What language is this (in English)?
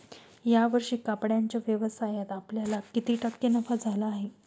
Marathi